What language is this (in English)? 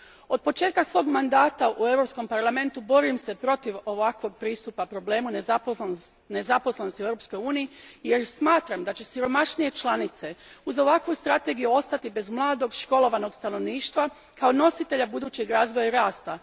Croatian